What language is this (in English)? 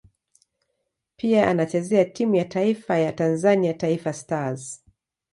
Swahili